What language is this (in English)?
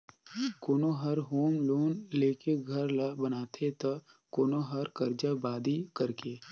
Chhattisgarhi